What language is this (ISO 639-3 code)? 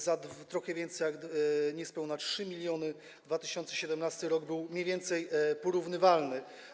pol